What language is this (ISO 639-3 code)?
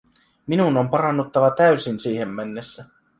fin